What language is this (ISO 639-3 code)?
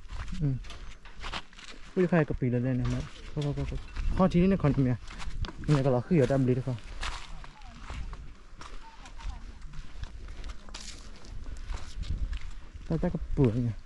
tha